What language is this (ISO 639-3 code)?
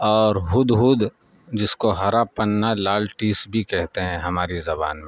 urd